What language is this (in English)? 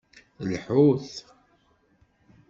Kabyle